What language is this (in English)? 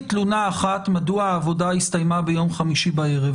Hebrew